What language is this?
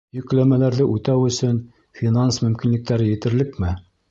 Bashkir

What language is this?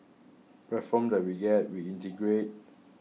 English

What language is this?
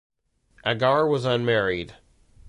English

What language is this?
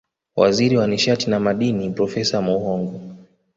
Swahili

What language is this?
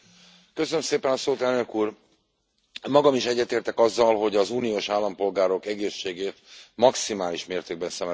Hungarian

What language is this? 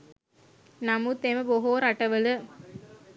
Sinhala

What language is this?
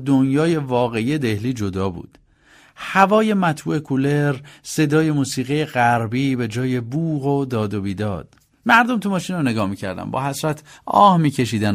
Persian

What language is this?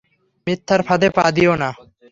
Bangla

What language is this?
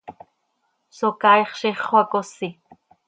Seri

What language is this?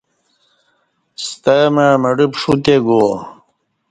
Kati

